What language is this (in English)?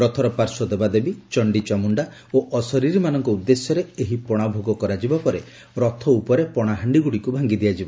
Odia